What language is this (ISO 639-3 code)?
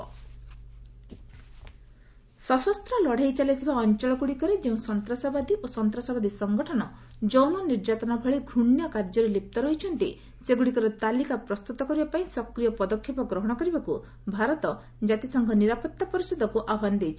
ori